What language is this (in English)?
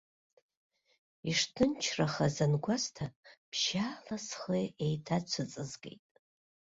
Abkhazian